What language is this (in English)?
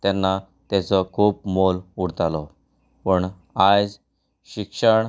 Konkani